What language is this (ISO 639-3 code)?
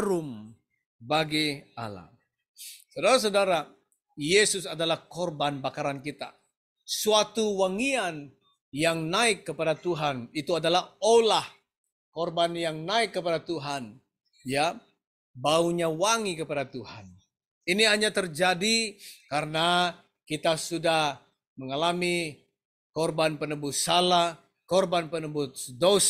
ind